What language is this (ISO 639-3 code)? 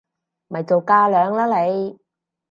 yue